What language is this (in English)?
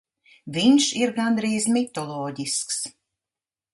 Latvian